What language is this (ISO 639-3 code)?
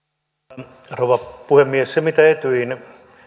fin